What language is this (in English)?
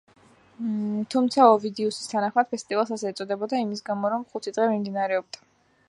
Georgian